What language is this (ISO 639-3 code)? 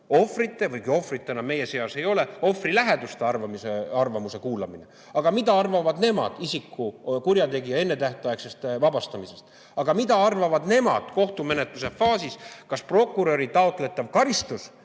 est